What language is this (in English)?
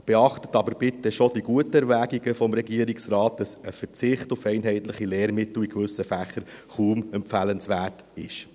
Swiss German